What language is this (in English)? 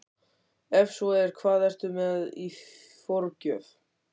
Icelandic